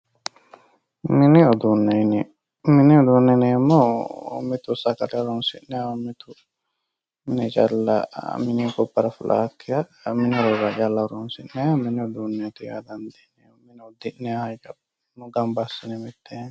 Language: Sidamo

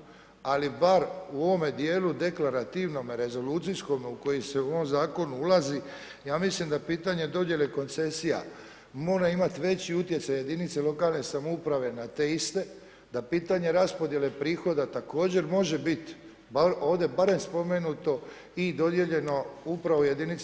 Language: Croatian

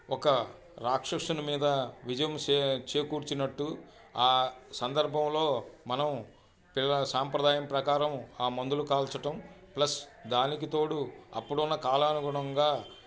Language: Telugu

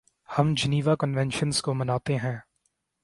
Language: Urdu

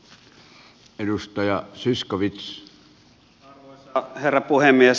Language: Finnish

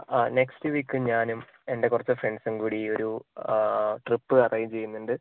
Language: Malayalam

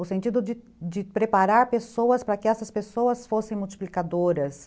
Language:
Portuguese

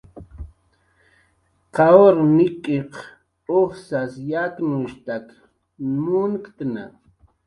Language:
Jaqaru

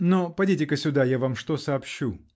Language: Russian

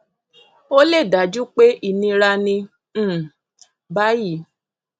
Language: Yoruba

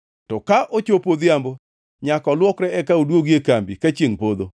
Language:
Luo (Kenya and Tanzania)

